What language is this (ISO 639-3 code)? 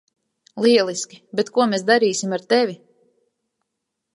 lav